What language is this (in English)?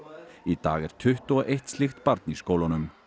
Icelandic